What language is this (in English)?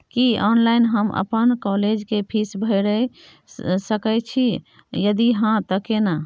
Maithili